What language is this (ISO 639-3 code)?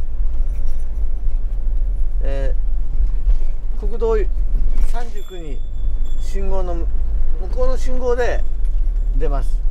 jpn